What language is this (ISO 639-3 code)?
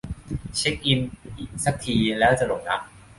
tha